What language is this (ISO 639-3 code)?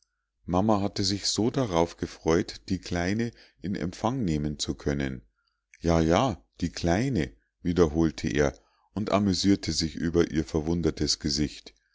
deu